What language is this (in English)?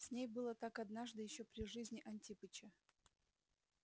Russian